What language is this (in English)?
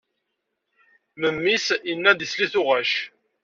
Kabyle